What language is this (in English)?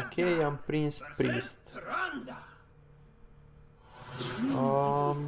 Romanian